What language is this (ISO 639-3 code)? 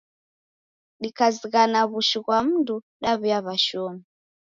dav